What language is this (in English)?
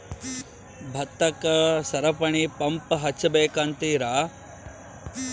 Kannada